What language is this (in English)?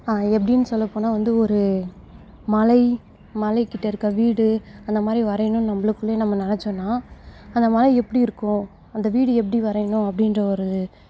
Tamil